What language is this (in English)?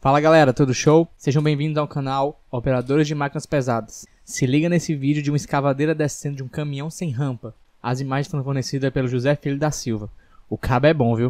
Portuguese